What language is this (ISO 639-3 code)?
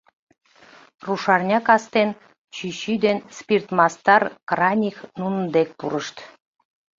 chm